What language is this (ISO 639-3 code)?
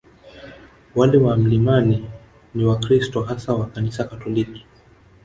swa